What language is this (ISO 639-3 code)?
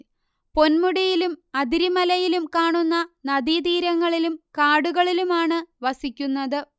mal